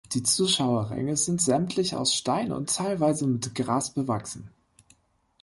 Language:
German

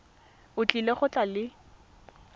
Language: Tswana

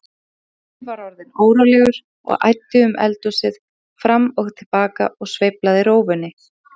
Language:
Icelandic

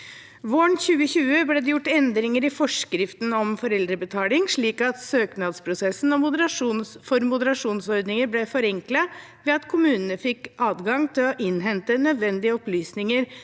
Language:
Norwegian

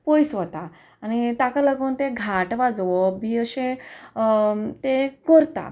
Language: Konkani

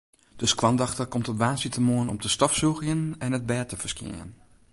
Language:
Western Frisian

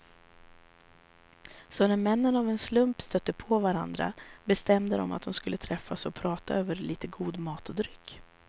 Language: Swedish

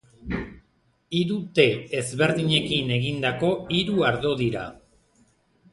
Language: Basque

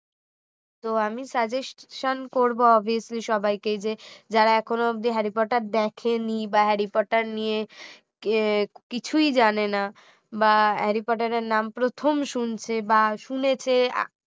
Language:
Bangla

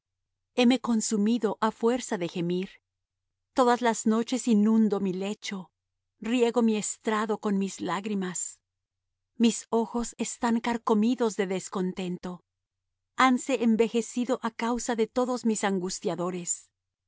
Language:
Spanish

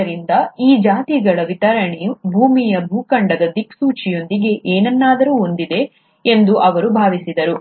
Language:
Kannada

